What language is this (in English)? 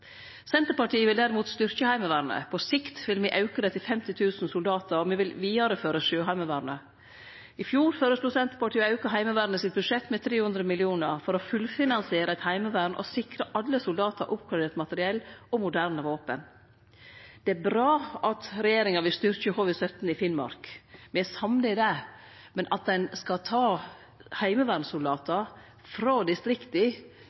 Norwegian Nynorsk